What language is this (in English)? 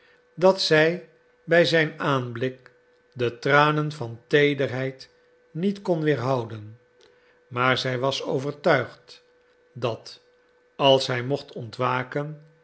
Dutch